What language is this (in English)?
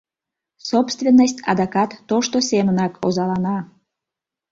Mari